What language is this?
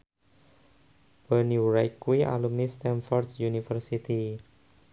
Javanese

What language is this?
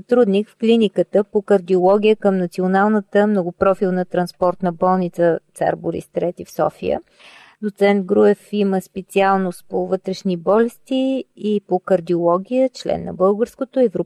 Bulgarian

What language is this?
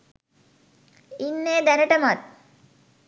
Sinhala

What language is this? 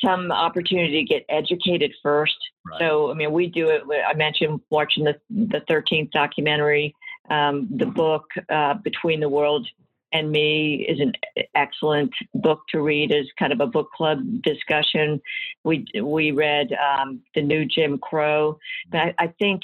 English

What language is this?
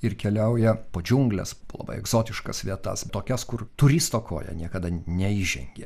Lithuanian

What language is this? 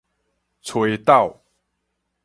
Min Nan Chinese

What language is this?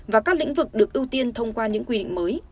Vietnamese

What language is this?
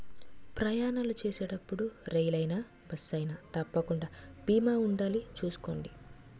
Telugu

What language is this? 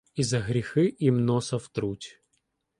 Ukrainian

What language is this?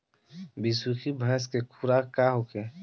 Bhojpuri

